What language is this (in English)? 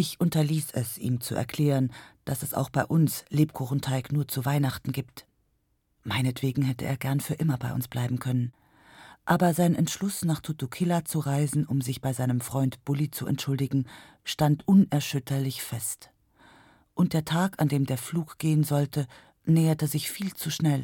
German